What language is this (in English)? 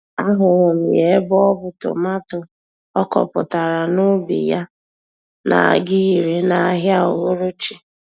Igbo